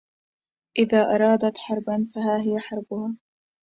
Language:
Arabic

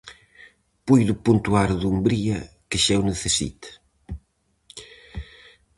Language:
Galician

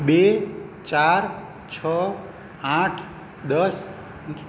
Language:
Gujarati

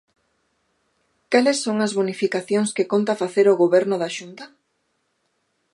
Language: Galician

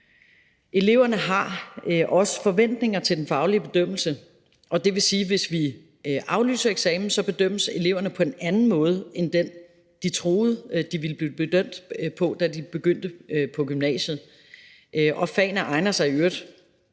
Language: Danish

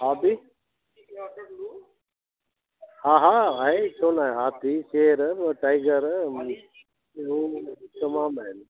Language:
Sindhi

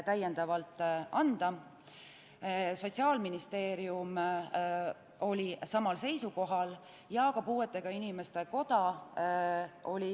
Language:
Estonian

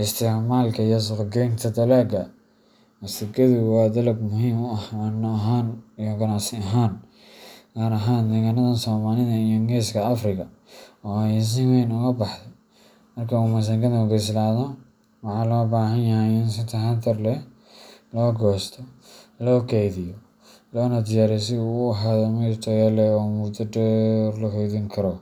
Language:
Somali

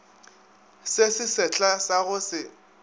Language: Northern Sotho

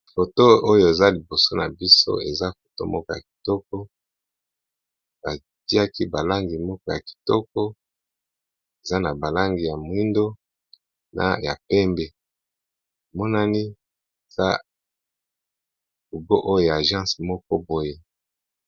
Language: Lingala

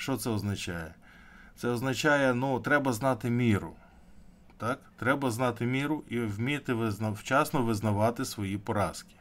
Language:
Ukrainian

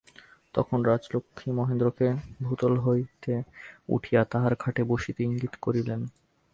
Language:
Bangla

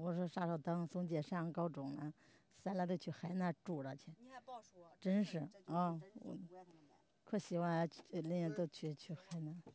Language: Chinese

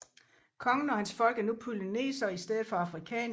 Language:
Danish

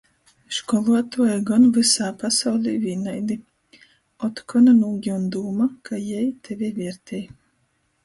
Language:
Latgalian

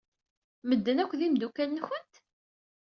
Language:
Kabyle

